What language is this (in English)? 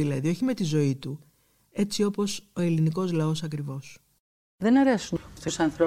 Greek